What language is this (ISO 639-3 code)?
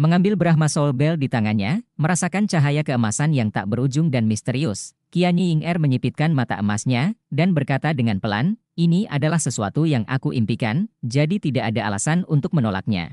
ind